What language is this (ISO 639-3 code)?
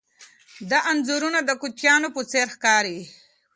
pus